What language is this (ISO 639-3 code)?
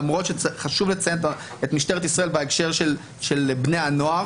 heb